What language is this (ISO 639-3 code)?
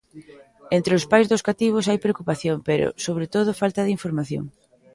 glg